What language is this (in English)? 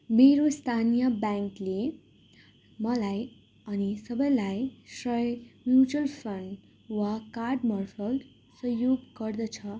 Nepali